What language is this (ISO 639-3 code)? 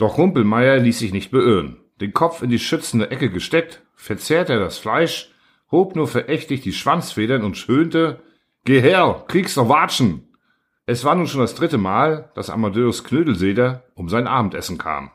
deu